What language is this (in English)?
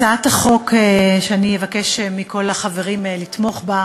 Hebrew